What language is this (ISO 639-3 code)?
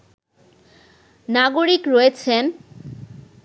ben